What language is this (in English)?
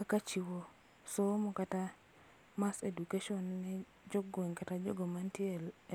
Luo (Kenya and Tanzania)